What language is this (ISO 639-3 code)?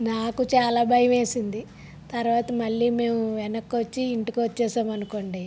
tel